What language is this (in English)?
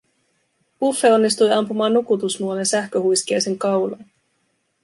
Finnish